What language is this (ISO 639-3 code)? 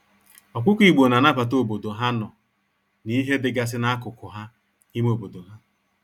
ibo